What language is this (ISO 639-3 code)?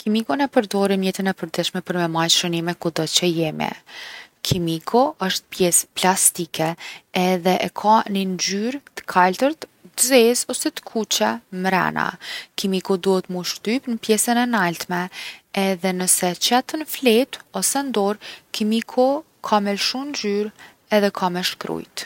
aln